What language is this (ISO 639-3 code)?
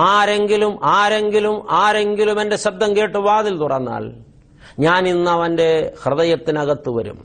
mal